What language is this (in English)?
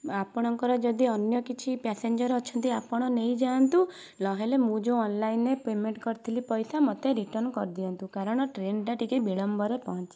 Odia